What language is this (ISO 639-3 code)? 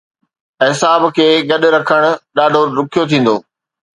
snd